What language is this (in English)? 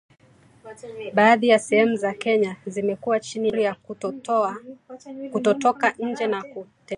Swahili